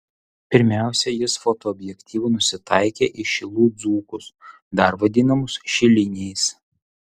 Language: Lithuanian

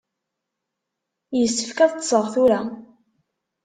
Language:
Kabyle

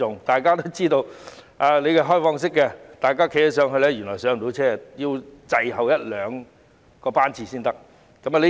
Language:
Cantonese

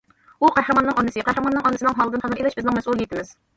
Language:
Uyghur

